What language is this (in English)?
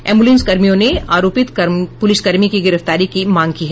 Hindi